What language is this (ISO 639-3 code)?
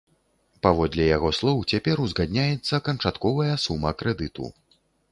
bel